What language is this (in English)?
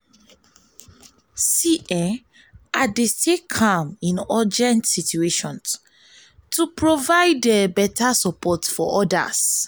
Nigerian Pidgin